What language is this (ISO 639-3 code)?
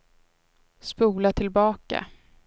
swe